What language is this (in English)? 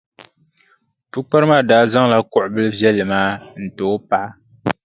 Dagbani